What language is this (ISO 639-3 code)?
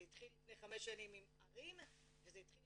heb